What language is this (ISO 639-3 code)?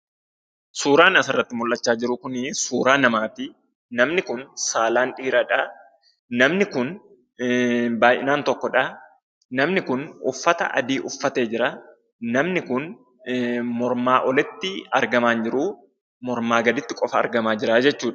orm